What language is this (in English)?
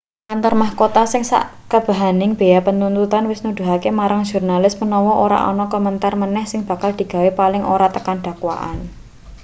Javanese